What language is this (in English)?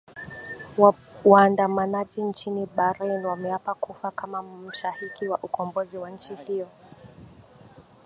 Swahili